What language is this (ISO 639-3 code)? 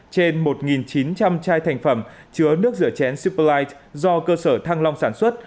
vie